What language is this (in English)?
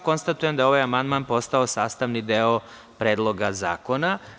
Serbian